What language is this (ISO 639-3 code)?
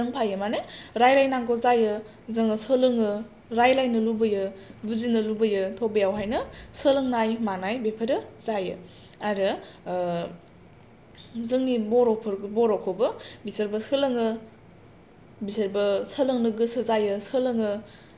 brx